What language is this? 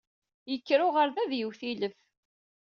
Kabyle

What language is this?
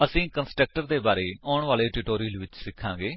Punjabi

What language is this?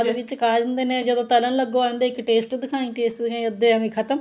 Punjabi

